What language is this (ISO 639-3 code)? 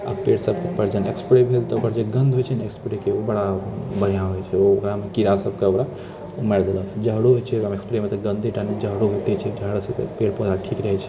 mai